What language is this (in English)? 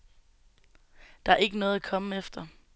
Danish